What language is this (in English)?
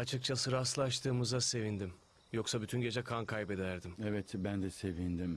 Turkish